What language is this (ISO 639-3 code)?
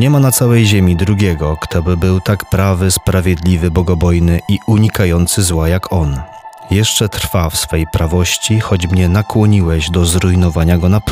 pol